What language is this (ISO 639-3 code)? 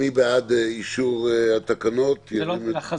heb